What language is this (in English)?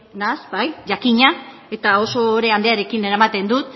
Basque